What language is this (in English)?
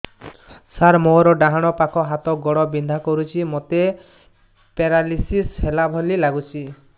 Odia